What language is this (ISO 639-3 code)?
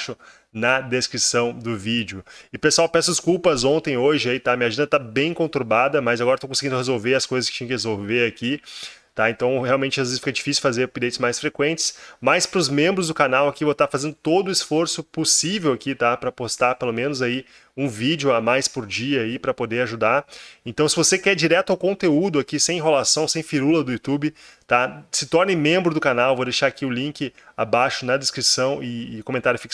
por